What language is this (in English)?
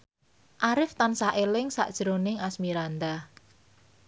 Javanese